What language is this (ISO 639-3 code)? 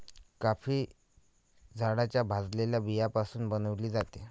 mar